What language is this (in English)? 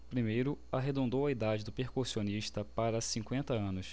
Portuguese